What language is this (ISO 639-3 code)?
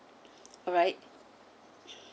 eng